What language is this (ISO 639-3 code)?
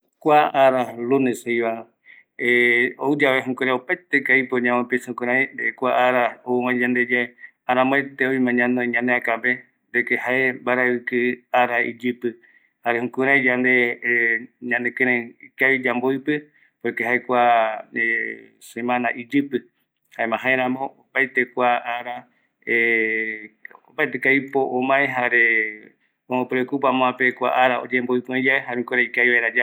gui